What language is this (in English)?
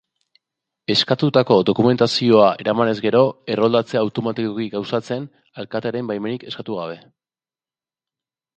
Basque